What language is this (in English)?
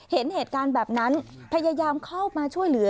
Thai